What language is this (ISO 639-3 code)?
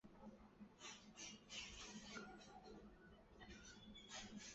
zho